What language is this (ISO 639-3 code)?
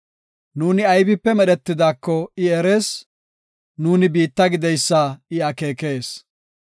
gof